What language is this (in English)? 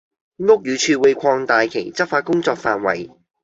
Cantonese